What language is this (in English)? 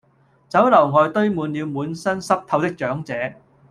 Cantonese